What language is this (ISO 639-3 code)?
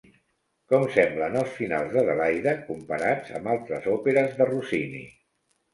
cat